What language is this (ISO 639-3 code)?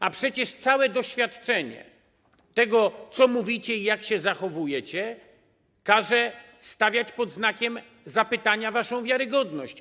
pol